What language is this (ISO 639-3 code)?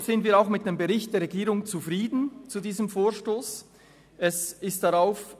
gsw